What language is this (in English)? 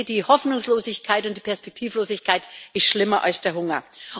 German